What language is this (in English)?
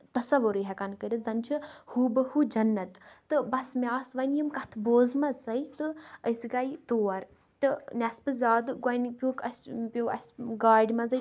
Kashmiri